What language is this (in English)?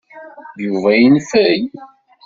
Kabyle